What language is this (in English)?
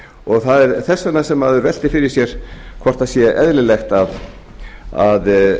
Icelandic